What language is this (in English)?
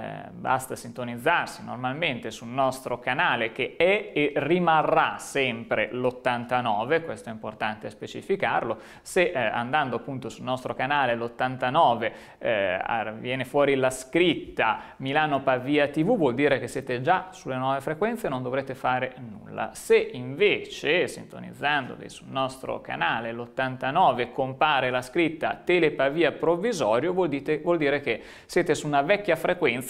Italian